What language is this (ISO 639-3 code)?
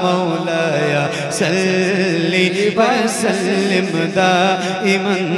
ara